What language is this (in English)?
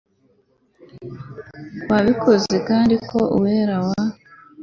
Kinyarwanda